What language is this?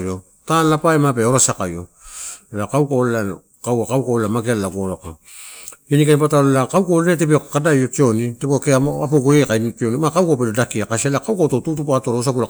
Torau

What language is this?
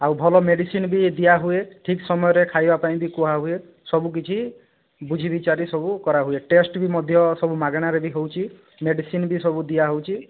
Odia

